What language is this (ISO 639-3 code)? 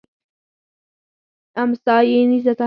pus